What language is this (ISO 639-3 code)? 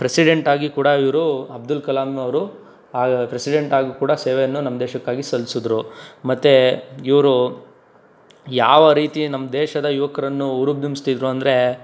kan